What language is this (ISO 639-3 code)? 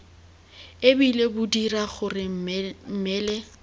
tsn